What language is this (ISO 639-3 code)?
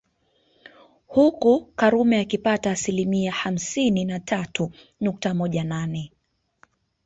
swa